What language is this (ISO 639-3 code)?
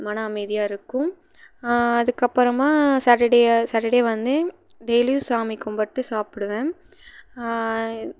tam